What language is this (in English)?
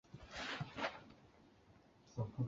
Chinese